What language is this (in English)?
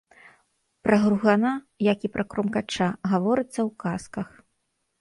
Belarusian